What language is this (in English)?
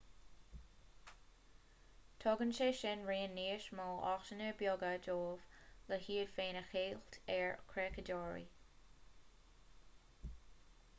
Irish